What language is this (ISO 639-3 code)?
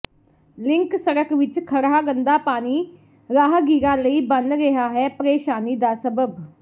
pan